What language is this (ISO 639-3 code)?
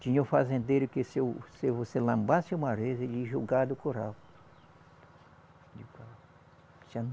por